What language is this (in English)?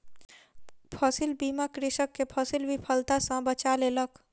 Maithili